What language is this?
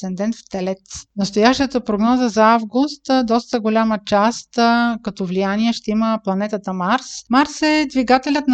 Bulgarian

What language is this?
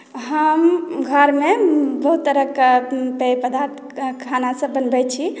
Maithili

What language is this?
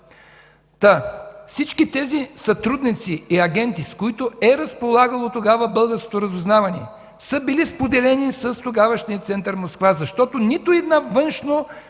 Bulgarian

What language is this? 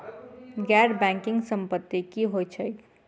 Maithili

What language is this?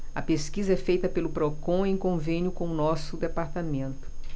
Portuguese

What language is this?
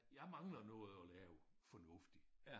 Danish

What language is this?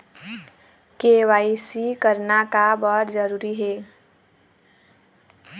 Chhattisgarhi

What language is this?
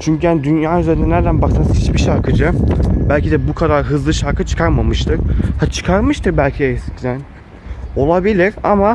Turkish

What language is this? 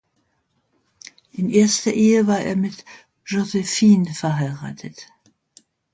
German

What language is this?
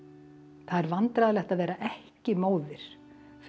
Icelandic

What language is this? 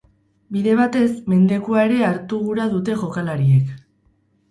Basque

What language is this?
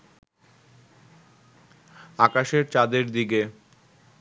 Bangla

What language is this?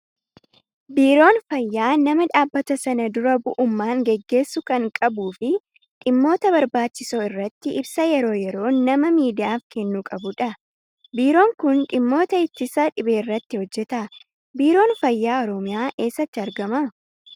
Oromo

